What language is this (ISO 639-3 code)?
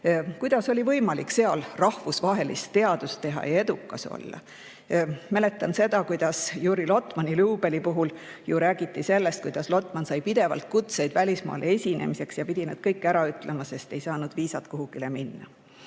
est